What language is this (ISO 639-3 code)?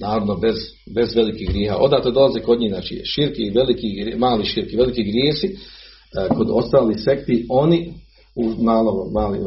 hrv